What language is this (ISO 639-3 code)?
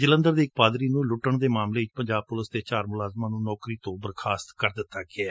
pan